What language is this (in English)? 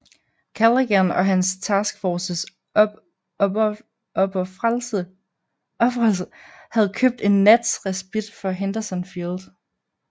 Danish